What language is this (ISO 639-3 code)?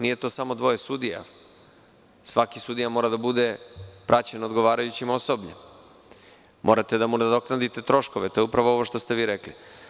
srp